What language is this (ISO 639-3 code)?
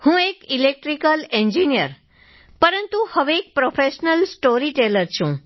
guj